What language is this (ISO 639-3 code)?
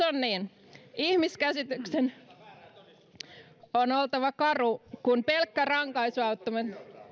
fin